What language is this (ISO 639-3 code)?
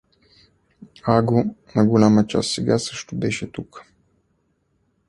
bul